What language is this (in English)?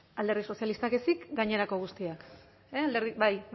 Basque